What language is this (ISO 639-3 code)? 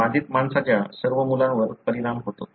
mar